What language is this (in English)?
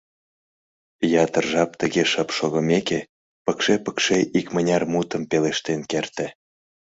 Mari